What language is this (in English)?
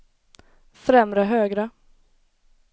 Swedish